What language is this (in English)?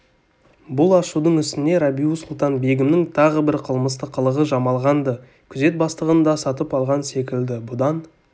Kazakh